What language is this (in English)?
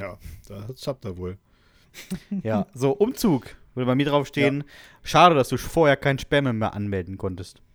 German